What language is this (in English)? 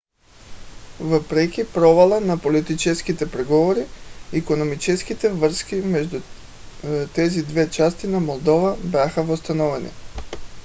Bulgarian